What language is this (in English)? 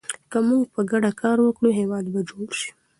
Pashto